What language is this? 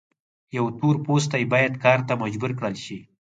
Pashto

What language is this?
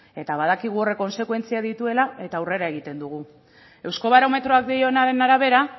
Basque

